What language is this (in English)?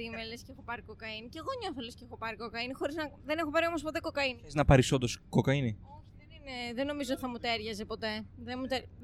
Greek